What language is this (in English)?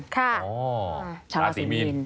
Thai